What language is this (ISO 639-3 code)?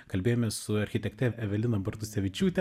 lit